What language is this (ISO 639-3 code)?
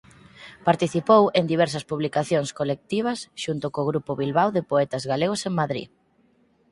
glg